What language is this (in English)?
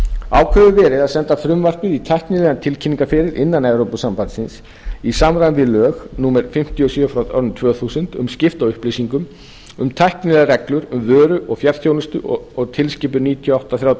Icelandic